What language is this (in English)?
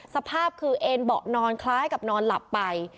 Thai